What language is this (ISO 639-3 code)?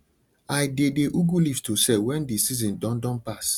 pcm